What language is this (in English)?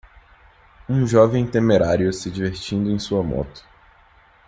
Portuguese